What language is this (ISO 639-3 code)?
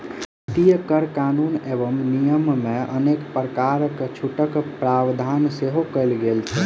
mai